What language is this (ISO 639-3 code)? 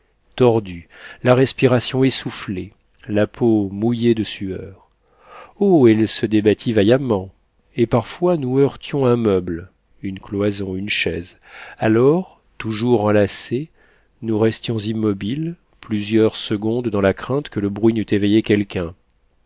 fra